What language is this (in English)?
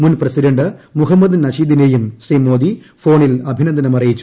Malayalam